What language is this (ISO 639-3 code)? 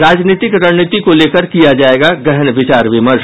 hin